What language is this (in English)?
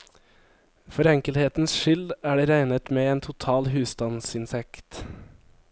Norwegian